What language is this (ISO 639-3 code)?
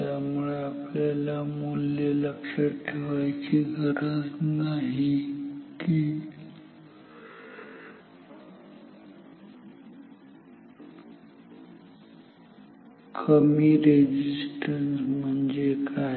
mar